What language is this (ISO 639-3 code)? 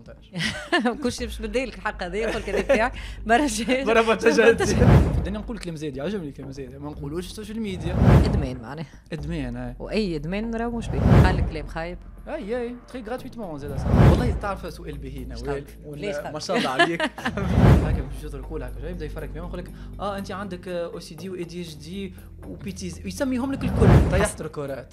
ara